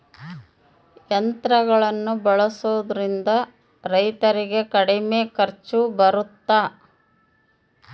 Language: Kannada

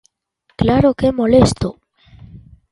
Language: Galician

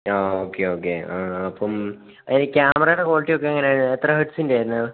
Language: Malayalam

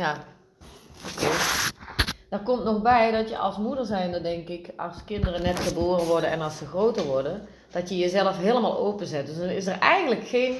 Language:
Dutch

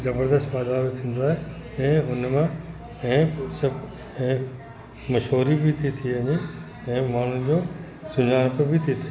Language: Sindhi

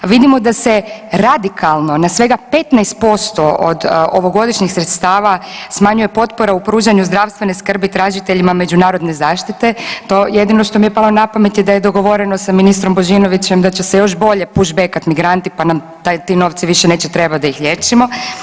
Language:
Croatian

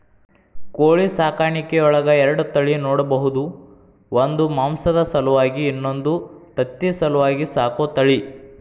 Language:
Kannada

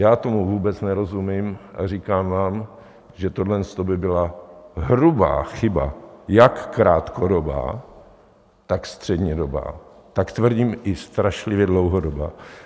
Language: Czech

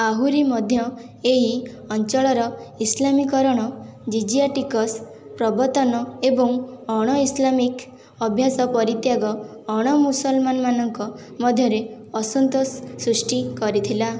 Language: Odia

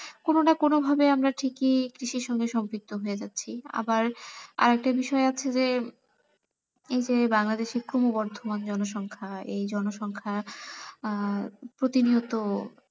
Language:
Bangla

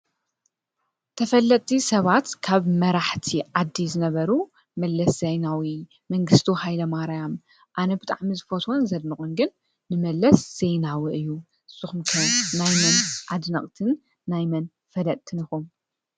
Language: Tigrinya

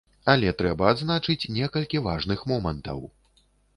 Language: Belarusian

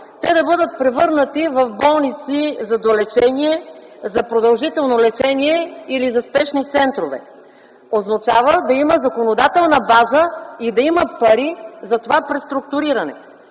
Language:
Bulgarian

